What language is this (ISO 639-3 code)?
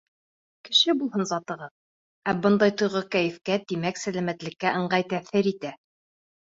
bak